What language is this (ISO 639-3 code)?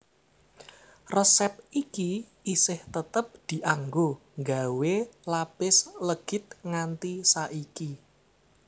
jav